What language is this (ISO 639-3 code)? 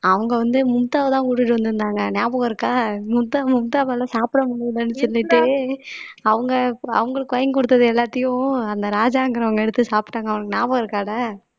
tam